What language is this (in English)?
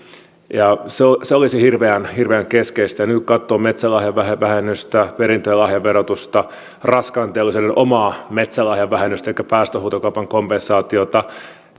Finnish